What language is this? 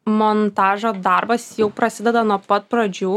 Lithuanian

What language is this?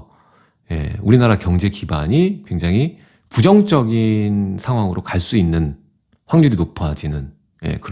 Korean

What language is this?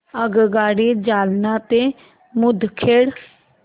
Marathi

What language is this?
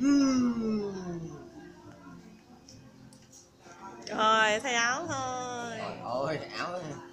Vietnamese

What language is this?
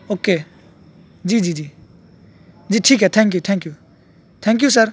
Urdu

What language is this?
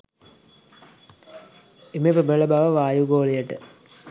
Sinhala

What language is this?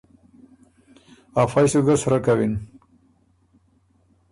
Ormuri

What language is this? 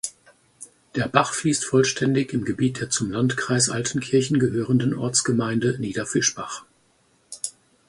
German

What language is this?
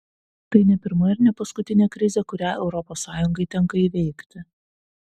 Lithuanian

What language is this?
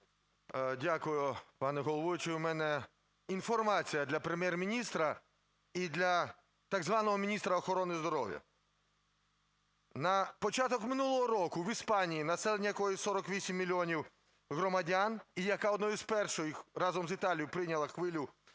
Ukrainian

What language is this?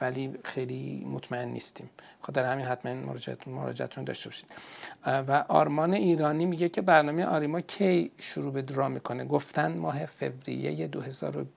Persian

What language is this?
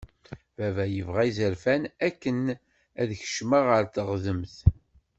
Kabyle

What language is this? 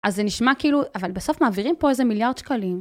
Hebrew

